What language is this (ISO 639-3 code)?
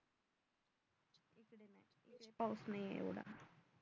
mar